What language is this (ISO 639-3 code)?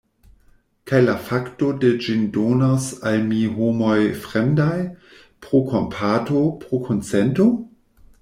epo